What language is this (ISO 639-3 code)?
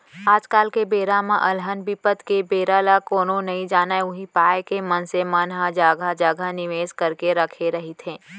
hne